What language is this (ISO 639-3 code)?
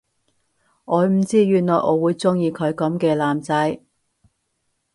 yue